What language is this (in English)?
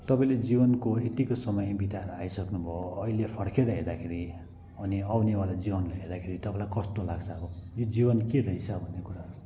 Nepali